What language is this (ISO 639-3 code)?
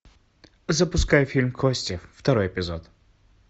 rus